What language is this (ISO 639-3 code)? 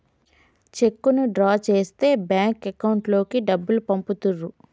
tel